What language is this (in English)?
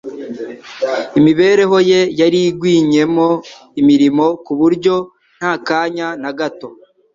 Kinyarwanda